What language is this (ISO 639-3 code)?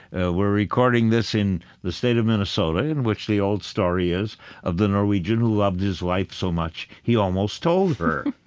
eng